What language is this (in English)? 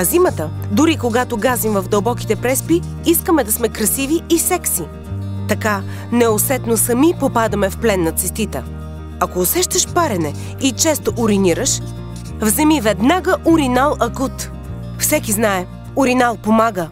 Bulgarian